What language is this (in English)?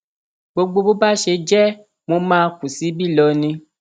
Yoruba